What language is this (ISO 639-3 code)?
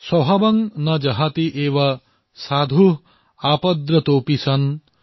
asm